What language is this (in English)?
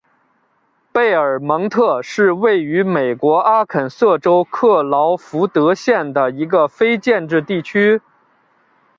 Chinese